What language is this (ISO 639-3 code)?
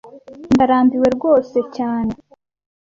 kin